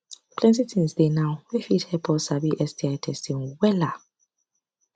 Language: Nigerian Pidgin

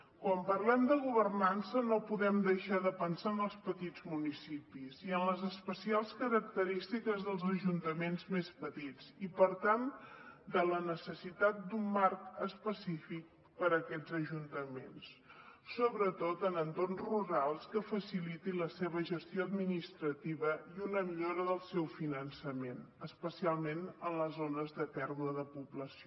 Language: Catalan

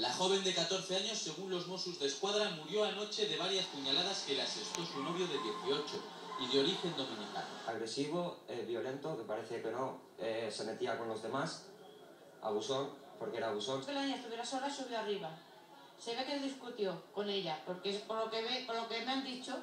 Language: Spanish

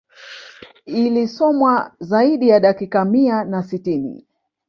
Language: Swahili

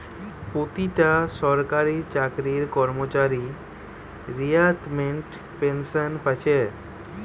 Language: Bangla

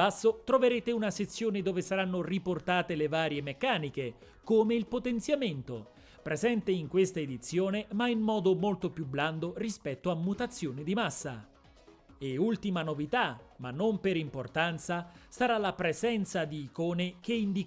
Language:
Italian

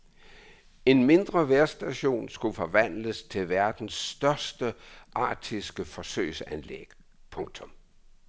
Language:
Danish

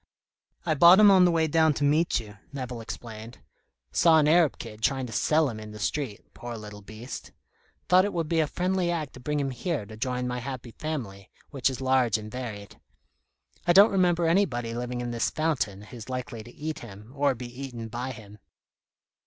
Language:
English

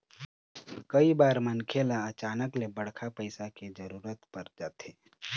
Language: Chhattisgarhi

